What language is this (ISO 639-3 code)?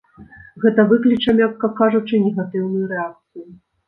bel